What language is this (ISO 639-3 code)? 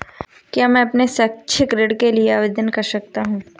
hin